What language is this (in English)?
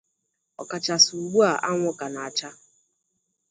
Igbo